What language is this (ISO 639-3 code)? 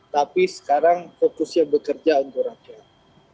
ind